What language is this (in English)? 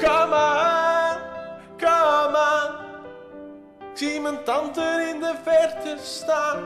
Dutch